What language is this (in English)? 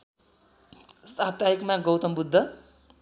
Nepali